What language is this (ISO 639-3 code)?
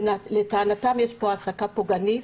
heb